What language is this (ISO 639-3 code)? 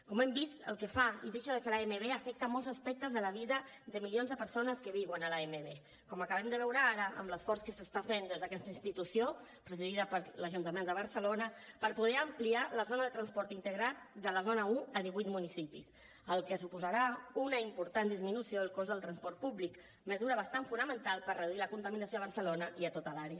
cat